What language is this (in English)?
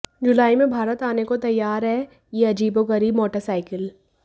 Hindi